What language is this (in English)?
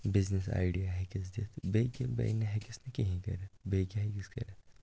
Kashmiri